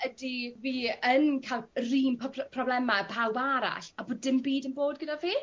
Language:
Welsh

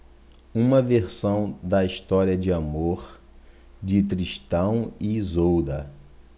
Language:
Portuguese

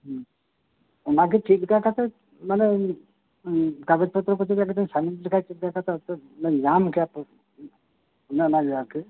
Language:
Santali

